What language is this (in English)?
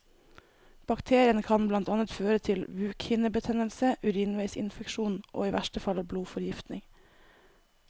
Norwegian